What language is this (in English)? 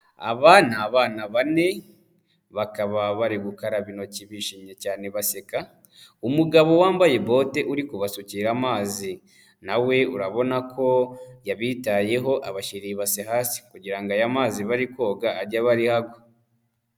Kinyarwanda